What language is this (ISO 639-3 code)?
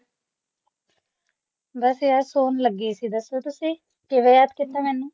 pan